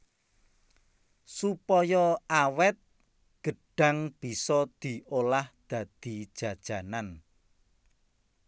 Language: Javanese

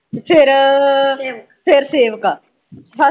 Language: Punjabi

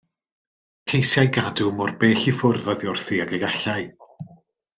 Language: Welsh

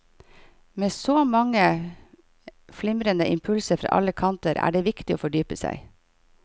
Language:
Norwegian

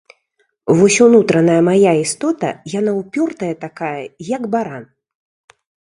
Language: Belarusian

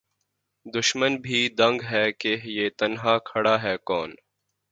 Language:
Urdu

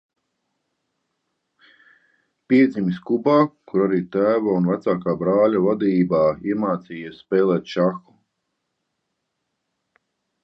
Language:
Latvian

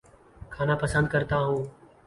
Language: Urdu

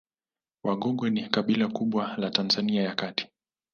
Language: Swahili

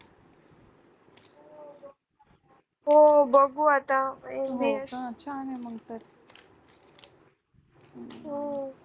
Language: Marathi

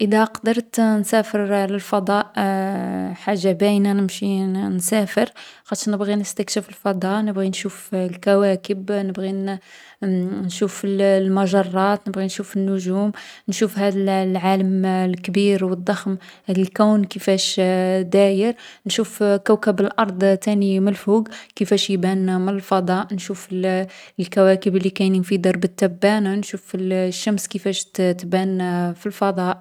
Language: Algerian Arabic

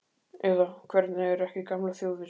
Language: Icelandic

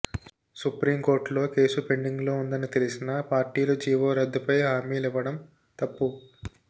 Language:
Telugu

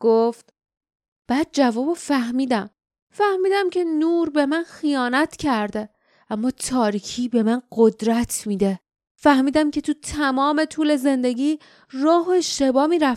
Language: Persian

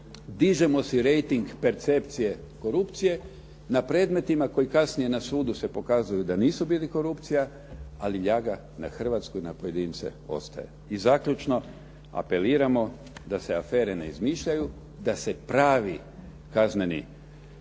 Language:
Croatian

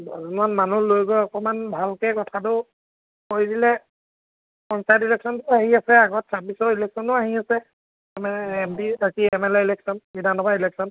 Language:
Assamese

